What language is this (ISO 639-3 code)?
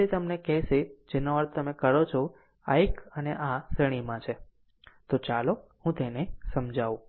guj